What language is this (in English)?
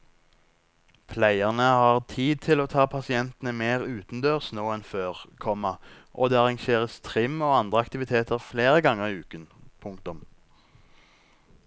Norwegian